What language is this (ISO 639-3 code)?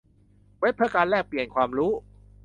tha